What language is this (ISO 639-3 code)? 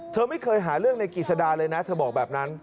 tha